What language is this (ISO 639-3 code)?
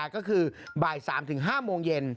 tha